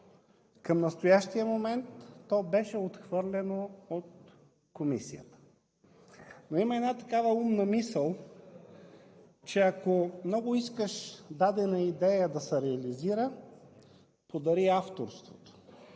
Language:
Bulgarian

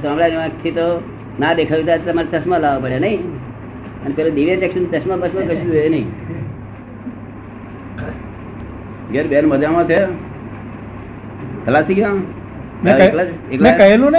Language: Gujarati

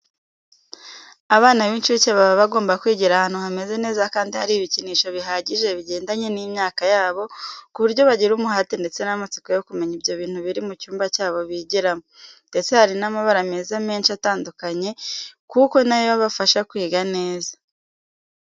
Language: Kinyarwanda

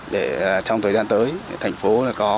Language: Vietnamese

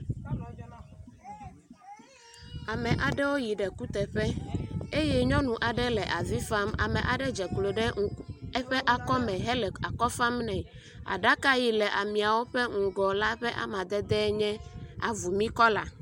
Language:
Ewe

